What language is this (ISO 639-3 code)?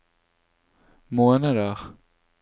nor